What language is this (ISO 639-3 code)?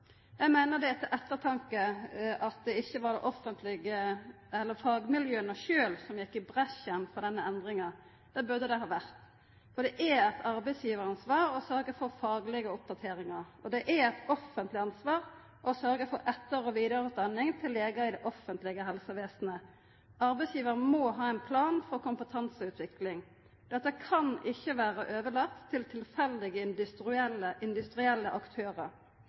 nno